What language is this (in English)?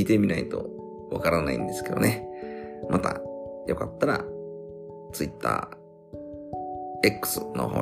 Japanese